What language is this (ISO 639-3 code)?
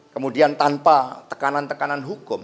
ind